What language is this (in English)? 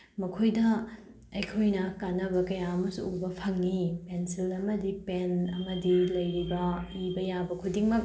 Manipuri